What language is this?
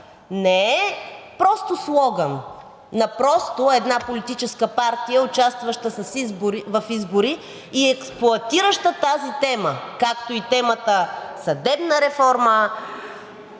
Bulgarian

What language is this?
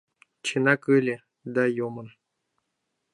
Mari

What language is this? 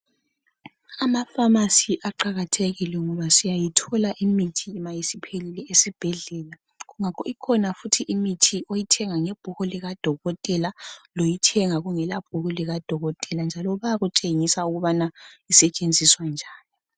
North Ndebele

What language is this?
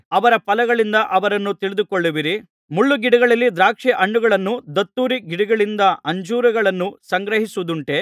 Kannada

